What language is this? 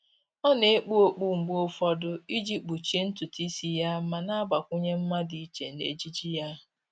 Igbo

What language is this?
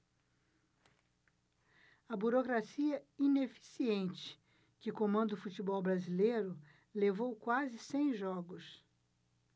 Portuguese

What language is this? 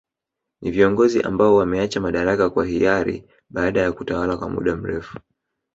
Swahili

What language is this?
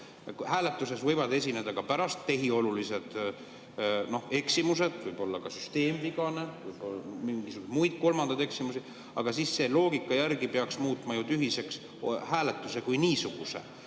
Estonian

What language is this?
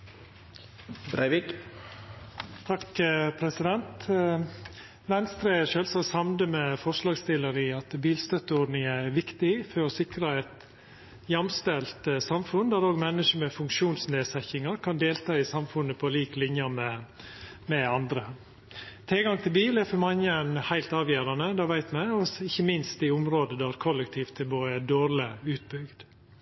Norwegian Nynorsk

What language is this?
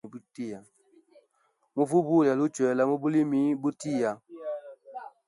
Hemba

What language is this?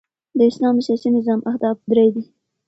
Pashto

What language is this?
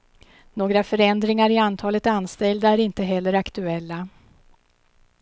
Swedish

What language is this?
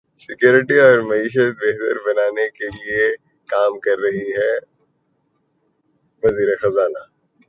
Urdu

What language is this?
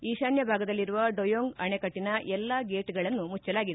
Kannada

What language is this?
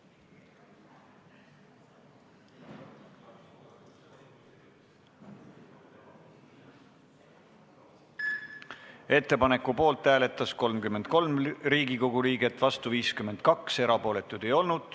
Estonian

